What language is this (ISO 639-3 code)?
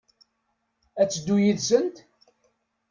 kab